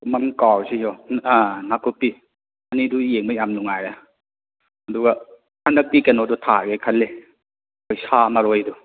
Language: Manipuri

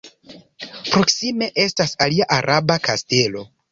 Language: Esperanto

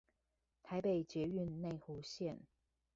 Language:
Chinese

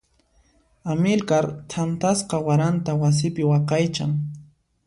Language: Puno Quechua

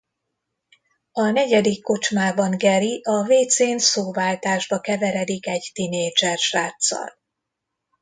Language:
Hungarian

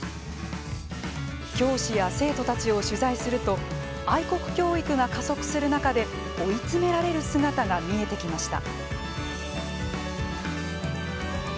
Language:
Japanese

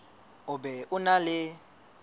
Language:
Southern Sotho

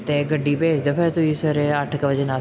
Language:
Punjabi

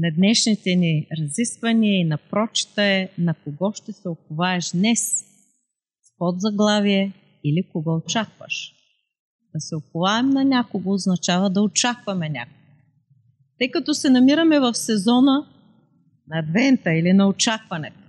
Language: Bulgarian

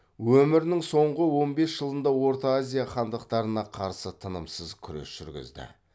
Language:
Kazakh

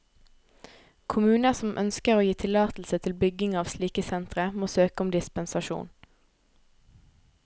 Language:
Norwegian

